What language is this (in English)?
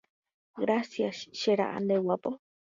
Guarani